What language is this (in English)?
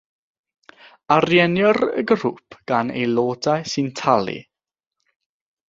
Welsh